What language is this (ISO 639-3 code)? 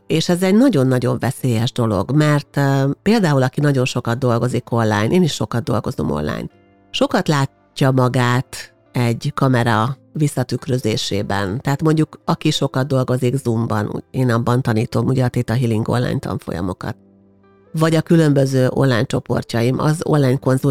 hun